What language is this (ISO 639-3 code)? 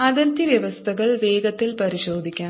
mal